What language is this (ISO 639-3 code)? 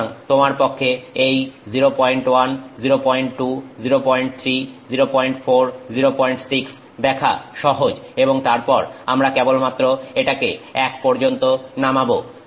ben